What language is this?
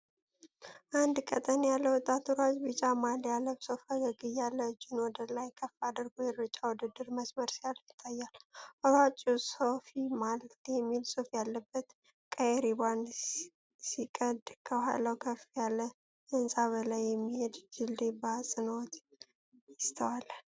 Amharic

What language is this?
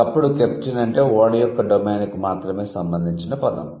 Telugu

